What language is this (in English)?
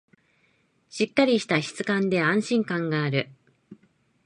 Japanese